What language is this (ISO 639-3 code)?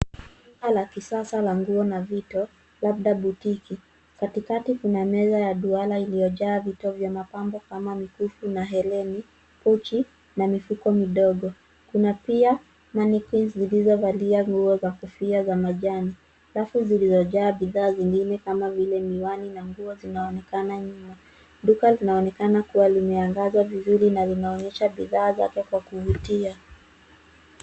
swa